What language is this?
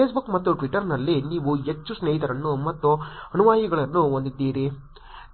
Kannada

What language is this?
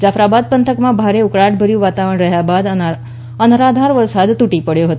Gujarati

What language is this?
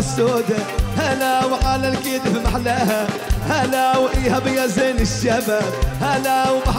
Arabic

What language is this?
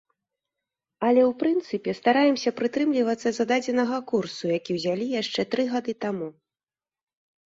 Belarusian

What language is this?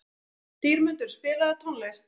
Icelandic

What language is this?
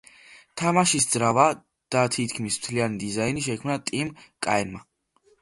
Georgian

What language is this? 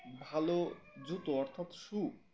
Bangla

